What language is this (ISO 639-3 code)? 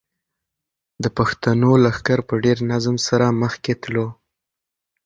pus